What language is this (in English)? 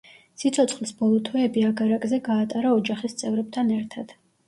Georgian